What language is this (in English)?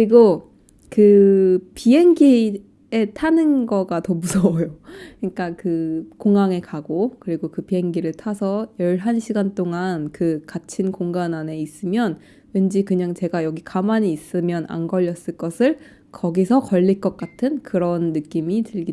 Korean